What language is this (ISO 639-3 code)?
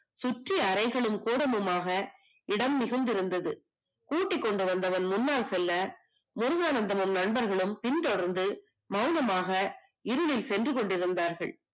tam